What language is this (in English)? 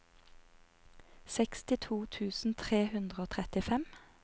Norwegian